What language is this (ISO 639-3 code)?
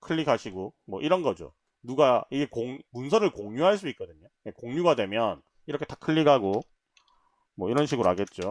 kor